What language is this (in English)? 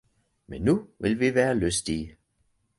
Danish